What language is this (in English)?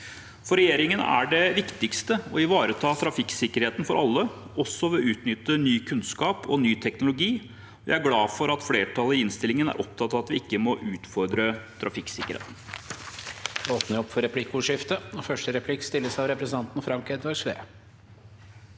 Norwegian